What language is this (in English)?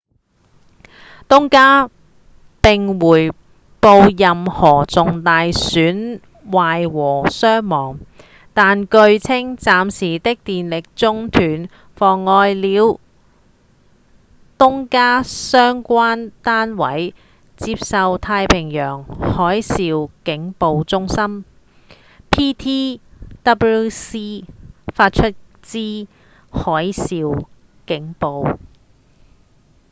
Cantonese